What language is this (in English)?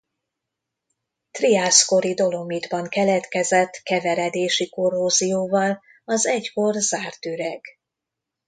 Hungarian